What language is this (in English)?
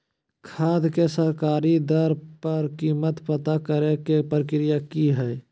Magahi